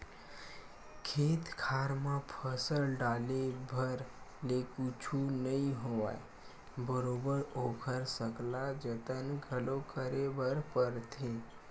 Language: Chhattisgarhi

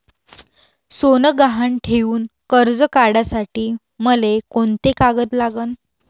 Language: Marathi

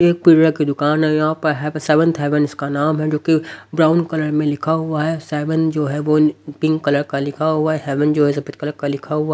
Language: Hindi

